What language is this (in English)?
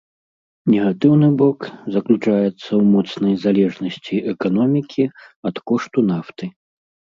Belarusian